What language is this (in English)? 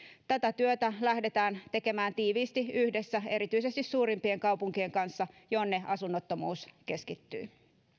Finnish